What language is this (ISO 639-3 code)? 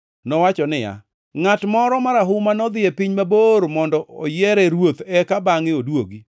luo